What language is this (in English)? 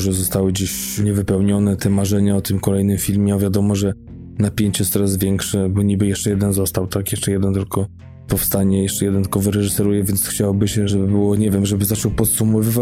Polish